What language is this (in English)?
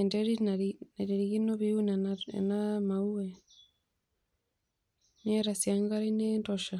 Masai